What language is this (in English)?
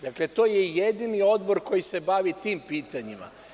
Serbian